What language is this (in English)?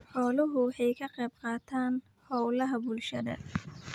Somali